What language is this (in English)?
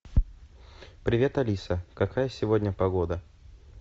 Russian